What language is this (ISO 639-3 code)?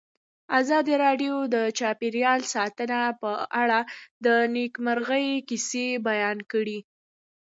pus